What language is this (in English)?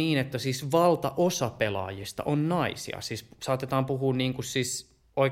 Finnish